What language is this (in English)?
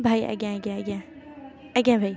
Odia